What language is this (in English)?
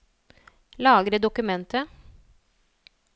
Norwegian